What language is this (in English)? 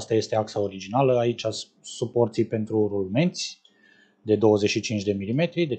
Romanian